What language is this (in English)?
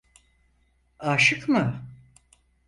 Turkish